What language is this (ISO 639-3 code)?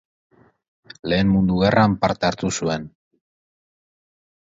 eus